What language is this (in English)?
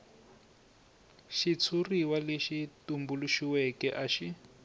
Tsonga